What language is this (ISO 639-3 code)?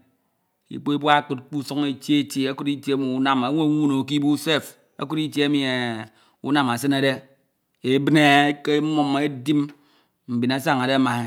itw